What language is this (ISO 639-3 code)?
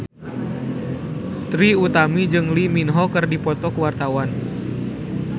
sun